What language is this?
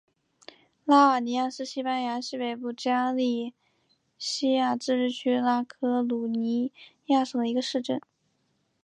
Chinese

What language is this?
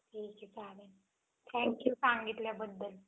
Marathi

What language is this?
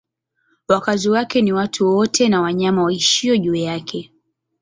Swahili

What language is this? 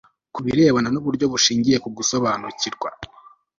Kinyarwanda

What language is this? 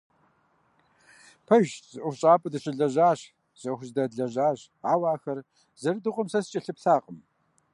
Kabardian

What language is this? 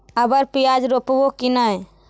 Magahi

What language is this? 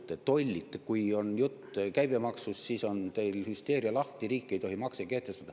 Estonian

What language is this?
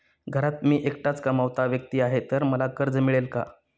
Marathi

